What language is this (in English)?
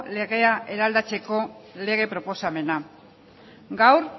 Basque